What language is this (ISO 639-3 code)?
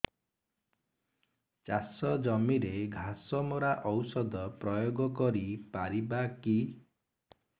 ori